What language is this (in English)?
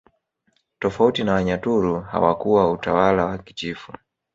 Swahili